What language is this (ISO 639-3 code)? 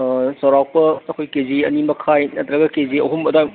mni